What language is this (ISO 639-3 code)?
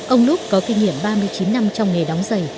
vie